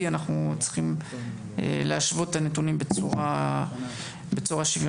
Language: Hebrew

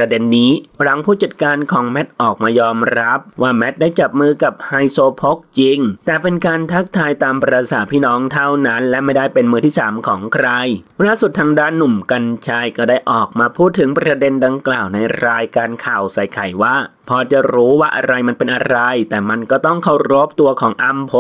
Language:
Thai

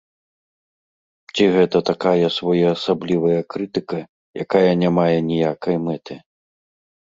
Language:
Belarusian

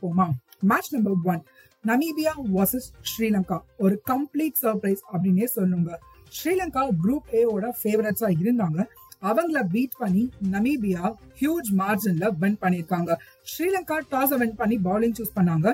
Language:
Tamil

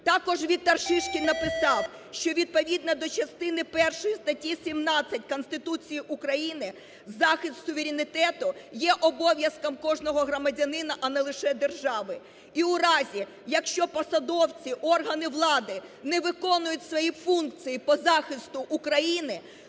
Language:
Ukrainian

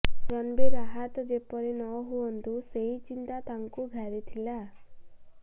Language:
Odia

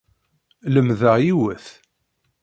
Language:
Kabyle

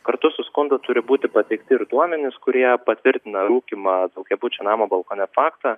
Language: Lithuanian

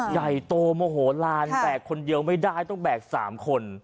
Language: Thai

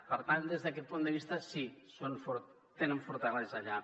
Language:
Catalan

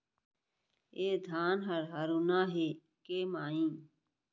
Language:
Chhattisgarhi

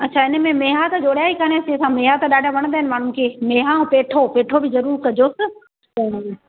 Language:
Sindhi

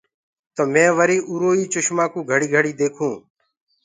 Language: Gurgula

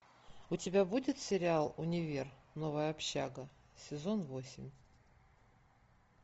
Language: Russian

